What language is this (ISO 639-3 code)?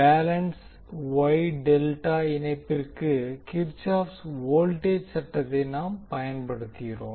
tam